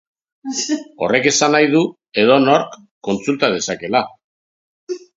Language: Basque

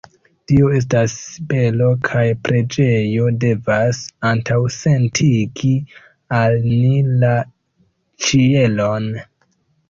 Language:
Esperanto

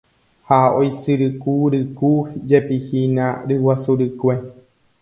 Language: Guarani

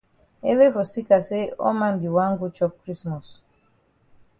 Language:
Cameroon Pidgin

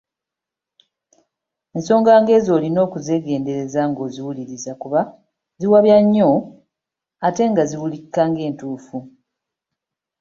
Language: Ganda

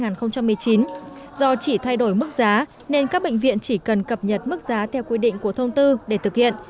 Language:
Vietnamese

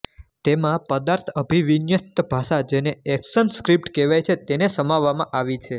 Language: Gujarati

